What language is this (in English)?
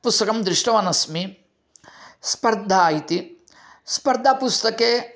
Sanskrit